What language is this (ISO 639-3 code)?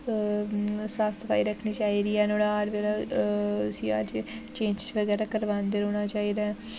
doi